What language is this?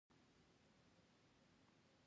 Pashto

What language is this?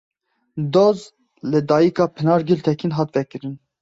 Kurdish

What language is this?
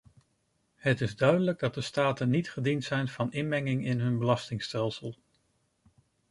Dutch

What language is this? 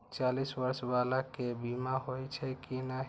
Maithili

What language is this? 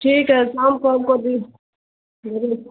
Urdu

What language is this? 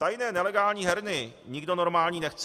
Czech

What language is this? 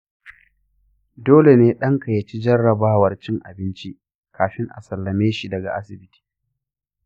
Hausa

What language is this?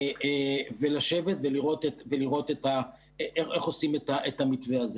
Hebrew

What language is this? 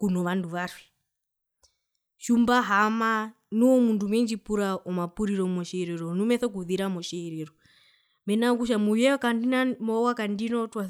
Herero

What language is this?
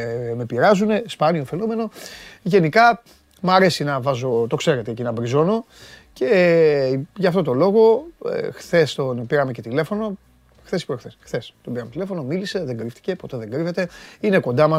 Greek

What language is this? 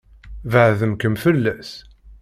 Kabyle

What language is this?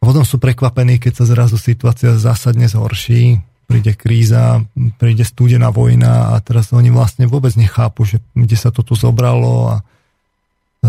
Slovak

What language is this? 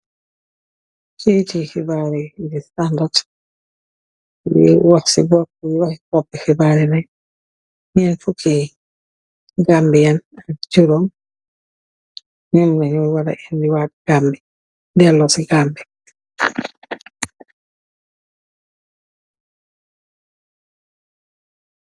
Wolof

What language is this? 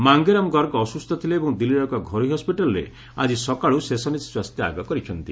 Odia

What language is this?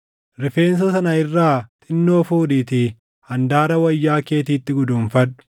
Oromo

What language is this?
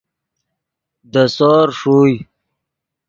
Yidgha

